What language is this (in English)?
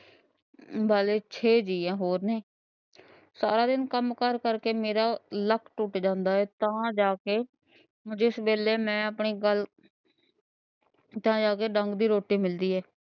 Punjabi